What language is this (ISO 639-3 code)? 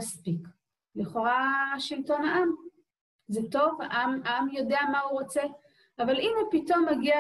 heb